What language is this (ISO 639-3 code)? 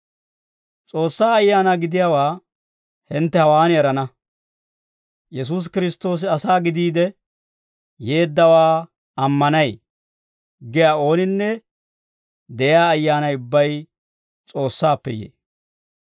dwr